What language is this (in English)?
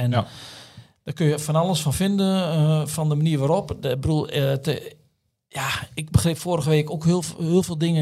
Dutch